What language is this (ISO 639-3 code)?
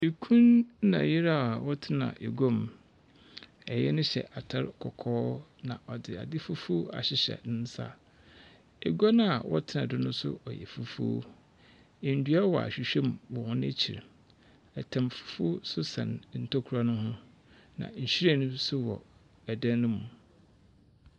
aka